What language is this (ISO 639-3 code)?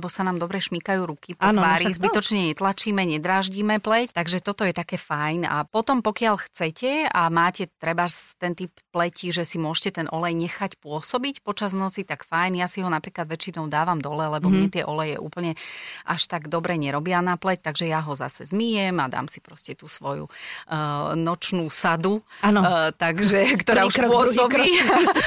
slk